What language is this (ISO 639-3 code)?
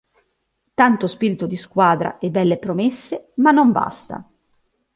ita